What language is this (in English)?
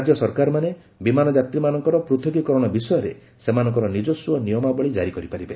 Odia